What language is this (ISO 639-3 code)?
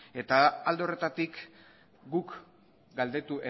eus